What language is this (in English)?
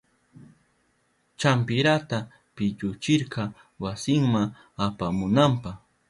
Southern Pastaza Quechua